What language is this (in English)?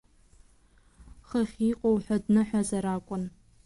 Abkhazian